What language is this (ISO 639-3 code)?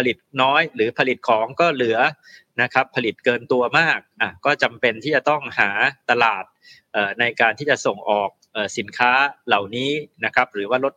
tha